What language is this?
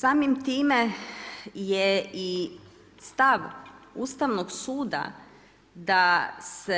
Croatian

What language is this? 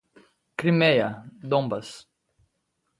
Portuguese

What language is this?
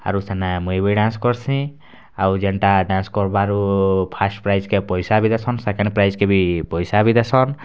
Odia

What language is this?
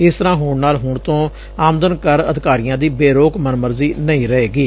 Punjabi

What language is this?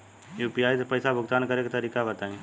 Bhojpuri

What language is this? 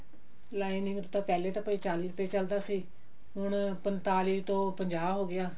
Punjabi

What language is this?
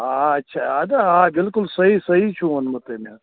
Kashmiri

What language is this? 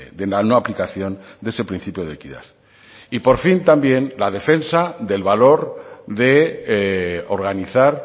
Spanish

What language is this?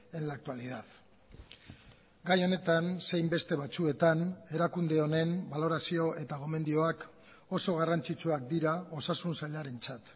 Basque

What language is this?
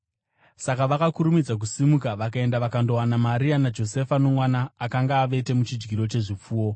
Shona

